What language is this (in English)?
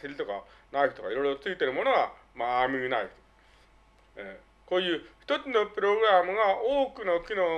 Japanese